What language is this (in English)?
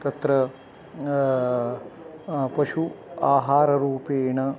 Sanskrit